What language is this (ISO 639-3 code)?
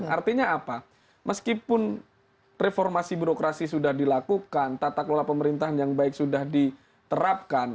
ind